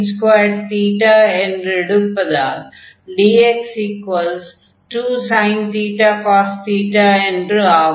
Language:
Tamil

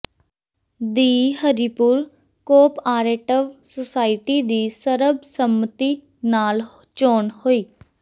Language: Punjabi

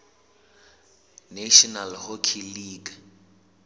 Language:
Southern Sotho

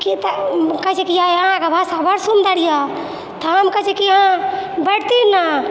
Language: Maithili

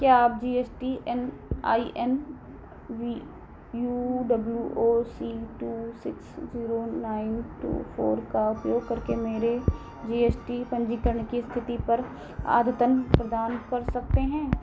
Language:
Hindi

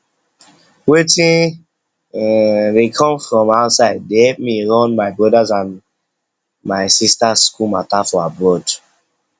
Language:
Nigerian Pidgin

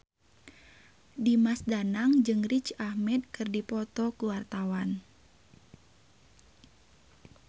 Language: Sundanese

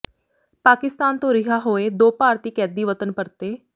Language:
Punjabi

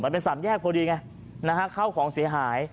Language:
Thai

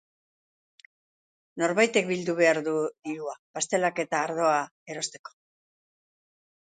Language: Basque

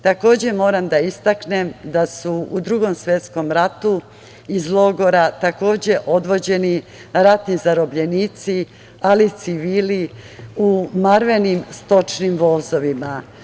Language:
Serbian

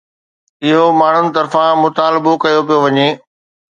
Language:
Sindhi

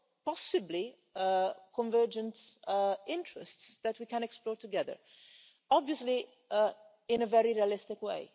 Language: English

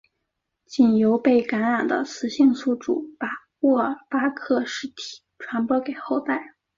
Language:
Chinese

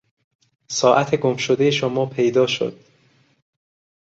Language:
Persian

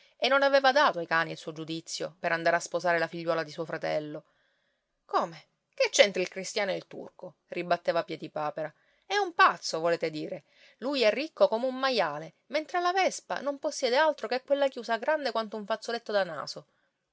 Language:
Italian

